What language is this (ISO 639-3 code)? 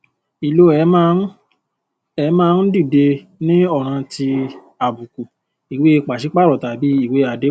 yor